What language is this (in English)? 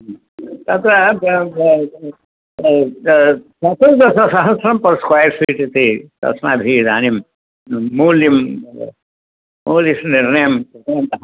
Sanskrit